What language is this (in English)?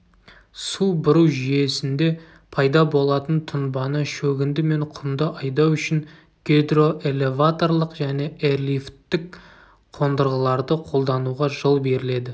Kazakh